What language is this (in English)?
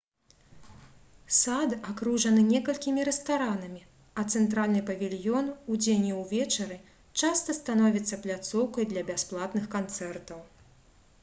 Belarusian